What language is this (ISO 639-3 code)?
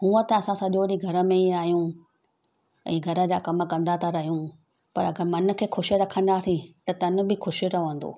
snd